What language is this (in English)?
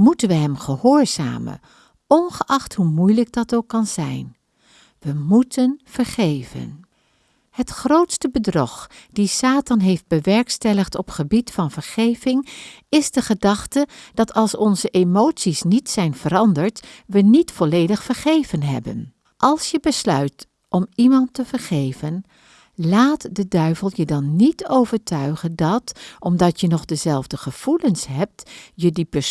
Dutch